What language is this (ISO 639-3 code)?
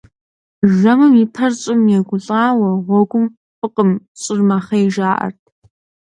kbd